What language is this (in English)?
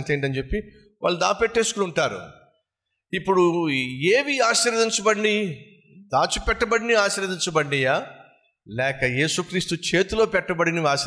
Telugu